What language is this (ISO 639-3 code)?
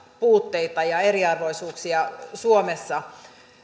fin